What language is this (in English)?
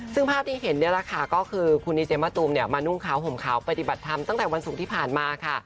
Thai